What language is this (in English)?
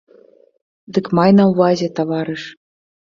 Belarusian